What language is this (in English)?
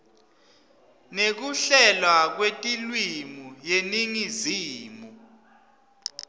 Swati